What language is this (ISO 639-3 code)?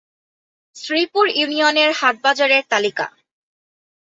ben